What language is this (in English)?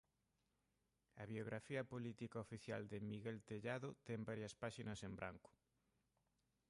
Galician